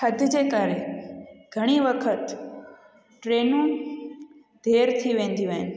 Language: Sindhi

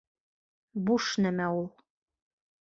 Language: Bashkir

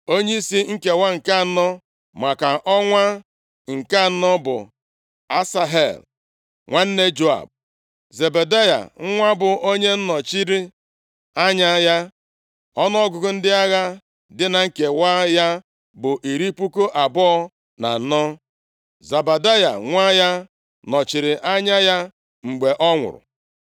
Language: Igbo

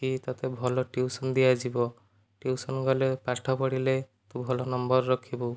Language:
Odia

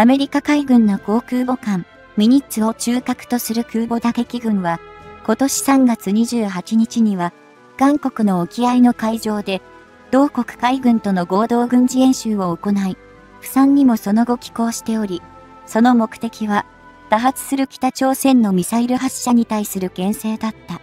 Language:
Japanese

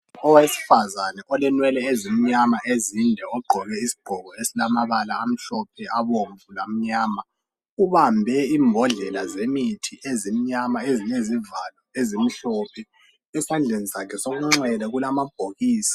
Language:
North Ndebele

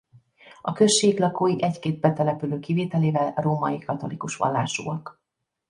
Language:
Hungarian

